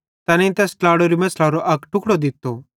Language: Bhadrawahi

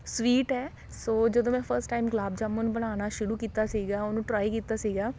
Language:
Punjabi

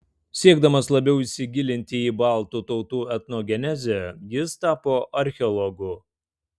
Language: Lithuanian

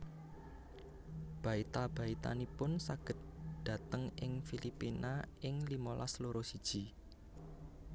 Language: Javanese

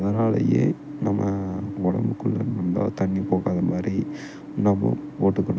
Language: Tamil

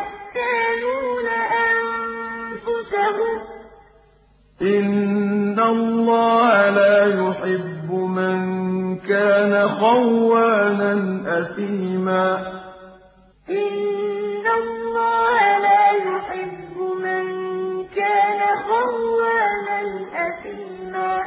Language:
Arabic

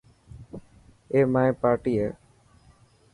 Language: Dhatki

